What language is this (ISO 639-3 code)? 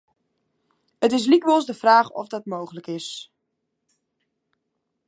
fry